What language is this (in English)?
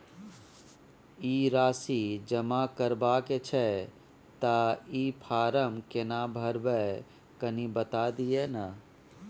Maithili